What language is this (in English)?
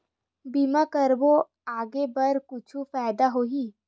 Chhattisgarhi